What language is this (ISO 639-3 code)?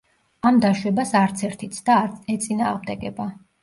kat